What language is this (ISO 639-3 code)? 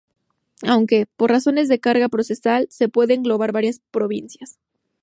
spa